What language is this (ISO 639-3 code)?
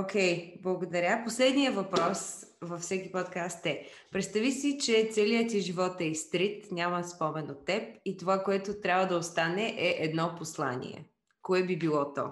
bul